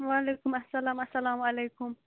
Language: Kashmiri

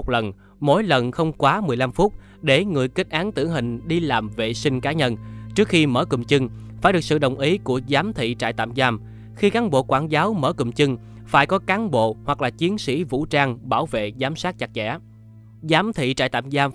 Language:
Vietnamese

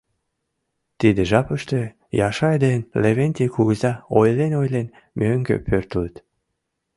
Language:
Mari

